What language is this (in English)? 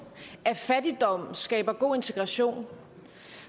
Danish